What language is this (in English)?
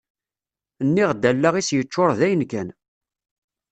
Kabyle